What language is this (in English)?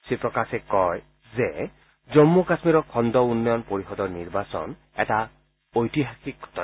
Assamese